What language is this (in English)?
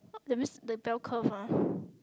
English